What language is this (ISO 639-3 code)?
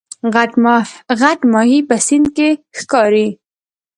pus